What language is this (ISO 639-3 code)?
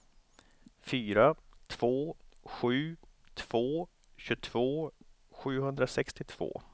swe